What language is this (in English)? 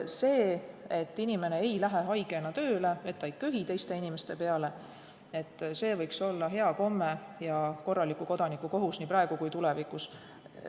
Estonian